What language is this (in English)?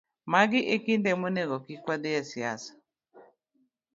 Luo (Kenya and Tanzania)